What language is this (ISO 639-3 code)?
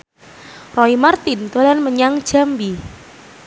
jav